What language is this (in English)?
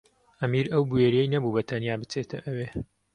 Central Kurdish